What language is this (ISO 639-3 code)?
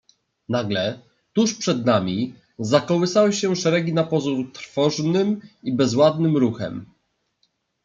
pol